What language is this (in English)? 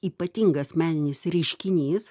Lithuanian